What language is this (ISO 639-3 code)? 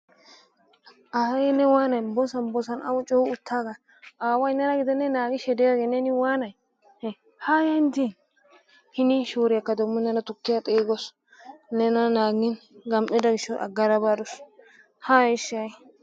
wal